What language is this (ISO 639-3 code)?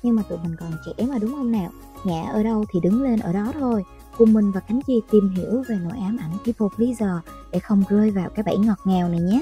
vie